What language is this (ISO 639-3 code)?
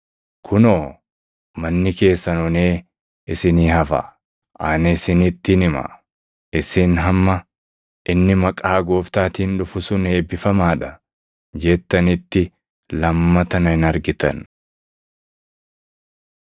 orm